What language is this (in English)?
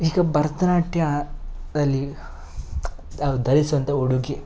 Kannada